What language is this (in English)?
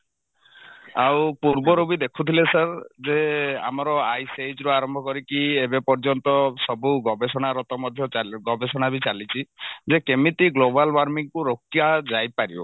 Odia